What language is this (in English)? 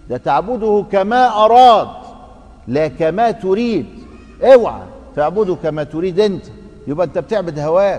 Arabic